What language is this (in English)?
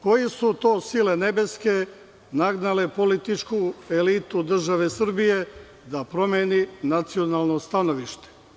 Serbian